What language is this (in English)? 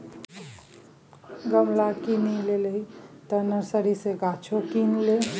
Maithili